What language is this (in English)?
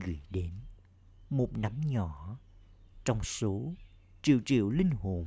Vietnamese